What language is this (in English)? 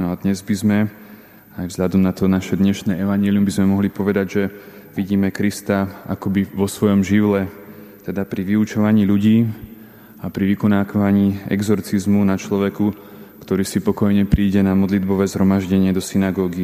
Slovak